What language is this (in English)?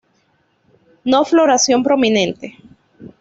Spanish